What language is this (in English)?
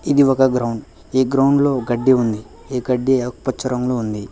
Telugu